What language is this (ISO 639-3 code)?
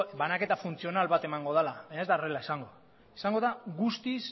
eus